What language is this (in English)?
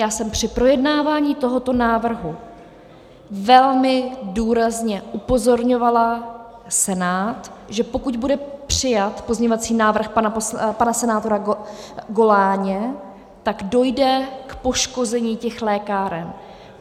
Czech